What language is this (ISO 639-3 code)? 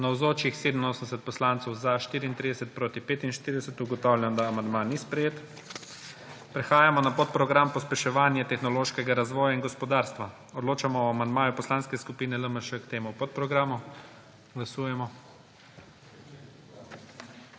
slv